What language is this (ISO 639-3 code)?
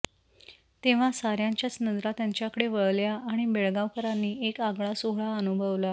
mar